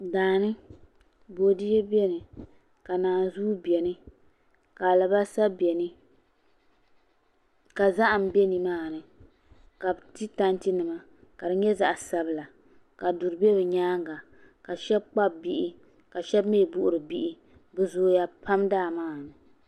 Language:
Dagbani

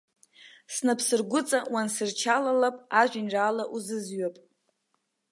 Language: Abkhazian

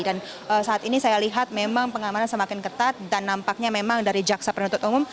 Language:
Indonesian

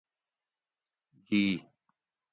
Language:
Gawri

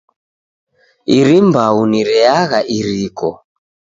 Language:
Taita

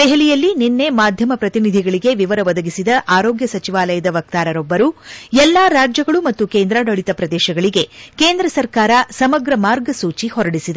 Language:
Kannada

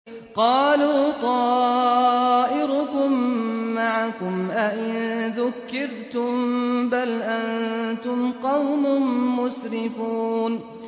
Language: Arabic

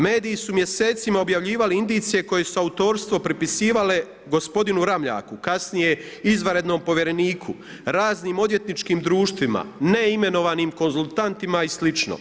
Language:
Croatian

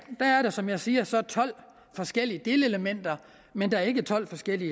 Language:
Danish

